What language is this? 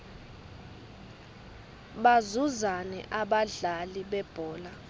Swati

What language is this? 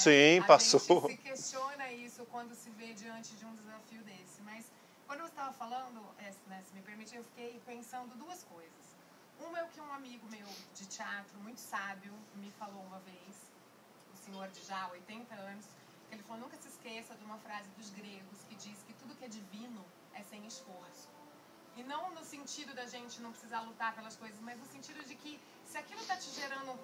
Portuguese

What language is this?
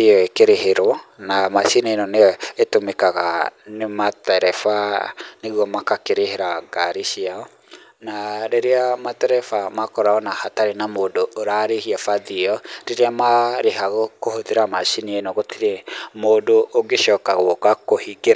Kikuyu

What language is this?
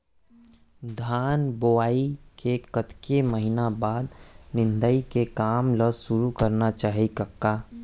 Chhattisgarhi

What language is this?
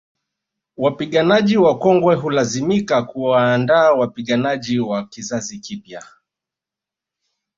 Swahili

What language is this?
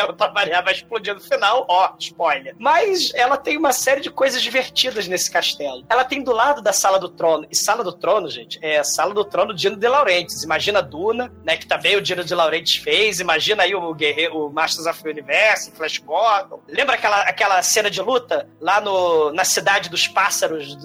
Portuguese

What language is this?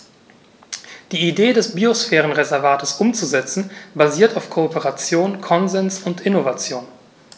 German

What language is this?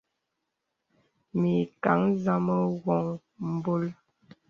Bebele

